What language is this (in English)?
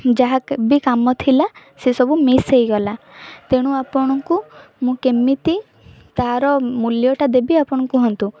Odia